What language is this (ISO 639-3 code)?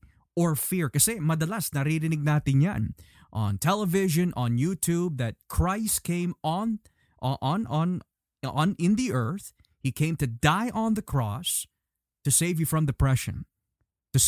fil